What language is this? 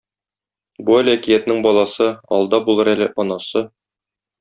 Tatar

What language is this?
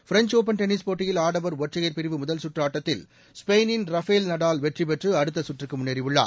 Tamil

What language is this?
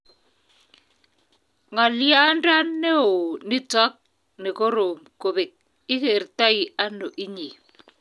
Kalenjin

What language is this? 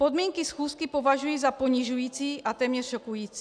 Czech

